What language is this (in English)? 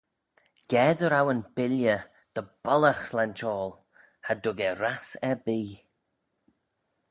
Manx